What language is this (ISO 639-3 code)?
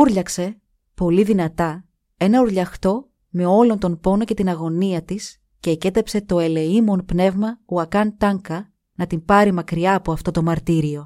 ell